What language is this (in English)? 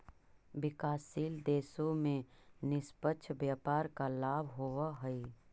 Magahi